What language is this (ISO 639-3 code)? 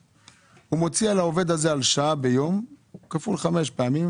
heb